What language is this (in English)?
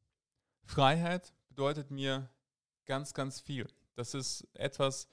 German